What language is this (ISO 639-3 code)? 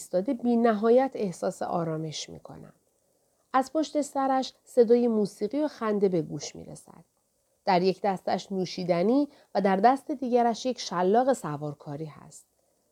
fas